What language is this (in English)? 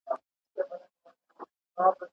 Pashto